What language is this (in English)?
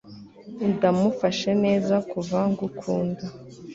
Kinyarwanda